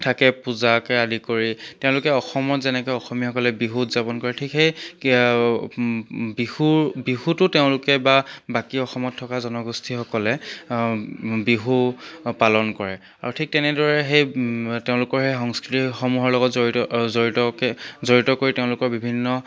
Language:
Assamese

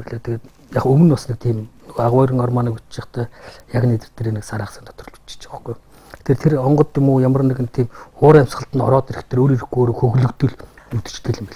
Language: Korean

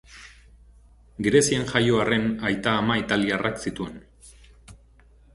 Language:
Basque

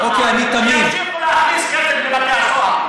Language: Hebrew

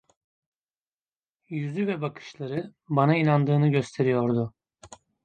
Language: Turkish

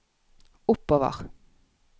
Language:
Norwegian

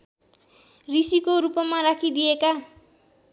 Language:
Nepali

